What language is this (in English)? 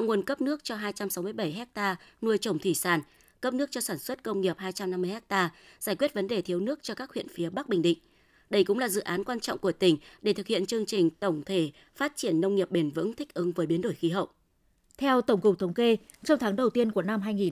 Vietnamese